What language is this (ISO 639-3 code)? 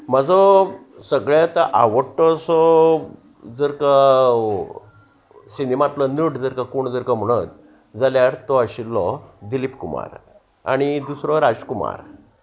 kok